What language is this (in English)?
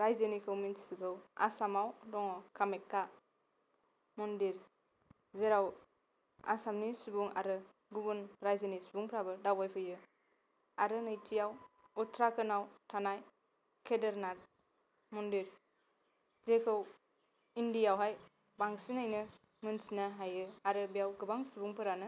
Bodo